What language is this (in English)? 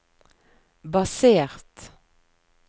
Norwegian